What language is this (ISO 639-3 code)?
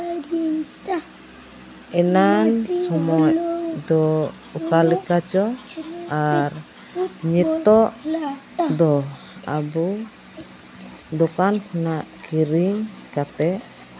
sat